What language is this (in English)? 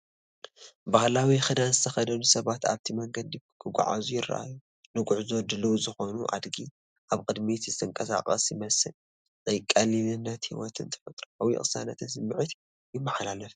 Tigrinya